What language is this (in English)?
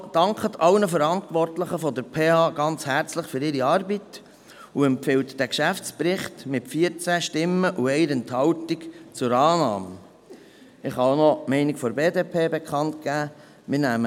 Swiss German